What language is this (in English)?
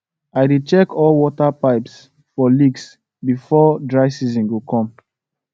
Nigerian Pidgin